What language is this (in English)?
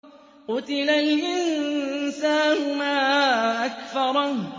Arabic